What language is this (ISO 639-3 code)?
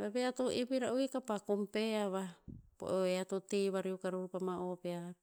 tpz